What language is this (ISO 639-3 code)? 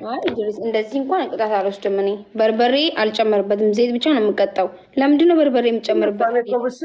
ara